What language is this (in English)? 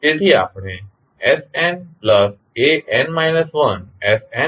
Gujarati